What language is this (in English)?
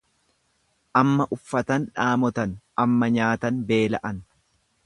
Oromo